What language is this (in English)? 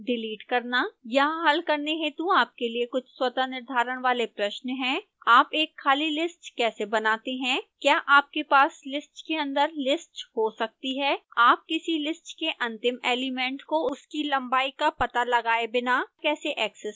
Hindi